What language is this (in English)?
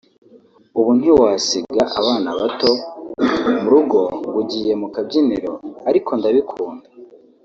Kinyarwanda